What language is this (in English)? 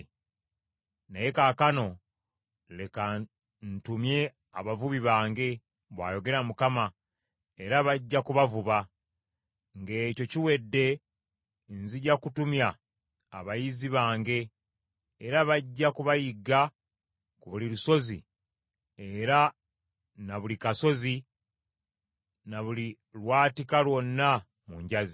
Ganda